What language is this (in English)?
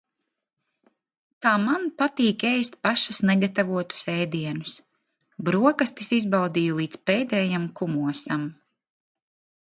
Latvian